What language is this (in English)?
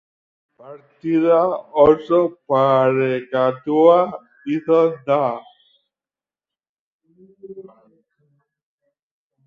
Basque